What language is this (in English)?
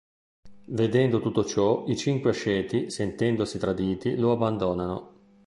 Italian